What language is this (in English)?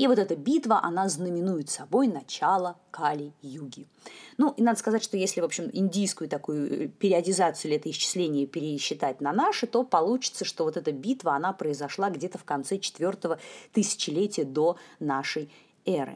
Russian